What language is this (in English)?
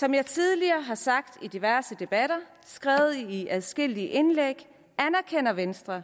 Danish